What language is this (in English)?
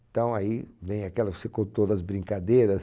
Portuguese